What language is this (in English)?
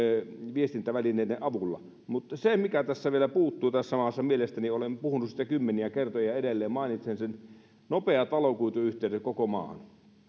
Finnish